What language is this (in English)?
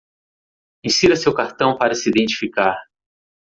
Portuguese